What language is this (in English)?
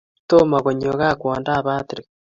Kalenjin